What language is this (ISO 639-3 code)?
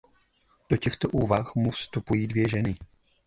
ces